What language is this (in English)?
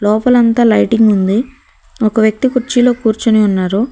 Telugu